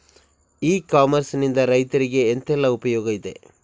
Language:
Kannada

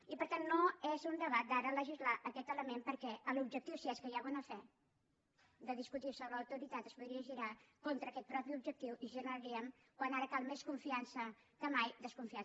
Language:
Catalan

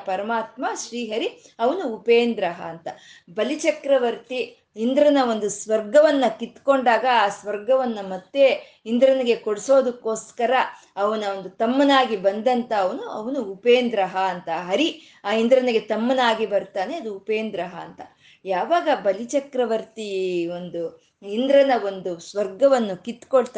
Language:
Kannada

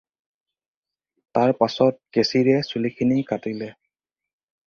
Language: Assamese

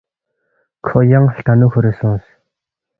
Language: Balti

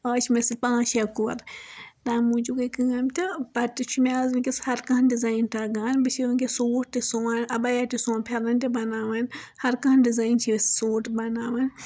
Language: Kashmiri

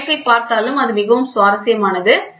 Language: Tamil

